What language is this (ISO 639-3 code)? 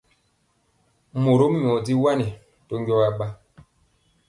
mcx